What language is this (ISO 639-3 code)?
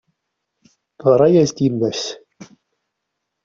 kab